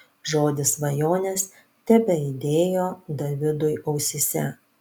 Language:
Lithuanian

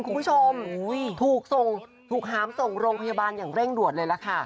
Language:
Thai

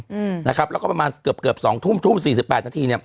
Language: Thai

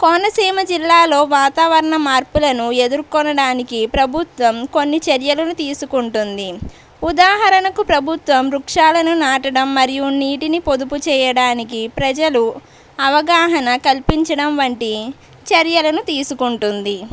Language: Telugu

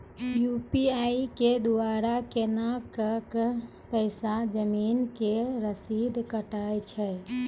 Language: Maithili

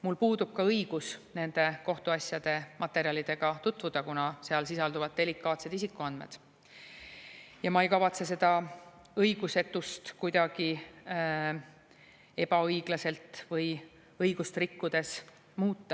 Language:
Estonian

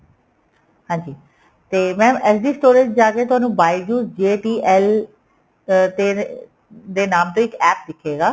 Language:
Punjabi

